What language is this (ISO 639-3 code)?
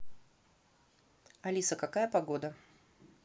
rus